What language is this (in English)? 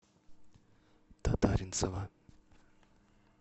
Russian